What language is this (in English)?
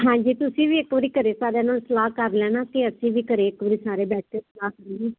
Punjabi